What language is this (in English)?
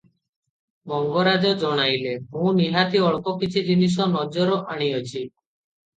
Odia